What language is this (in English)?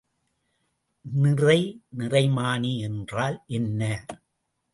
Tamil